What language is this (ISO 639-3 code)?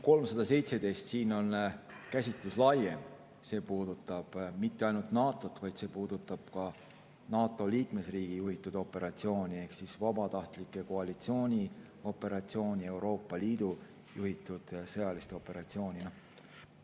est